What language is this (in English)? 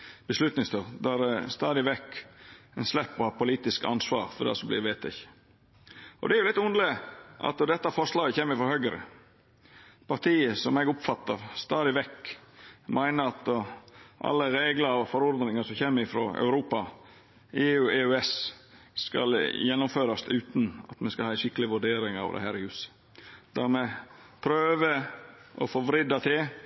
Norwegian Nynorsk